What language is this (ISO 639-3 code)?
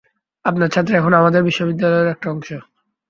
ben